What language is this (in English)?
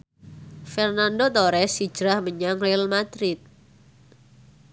Javanese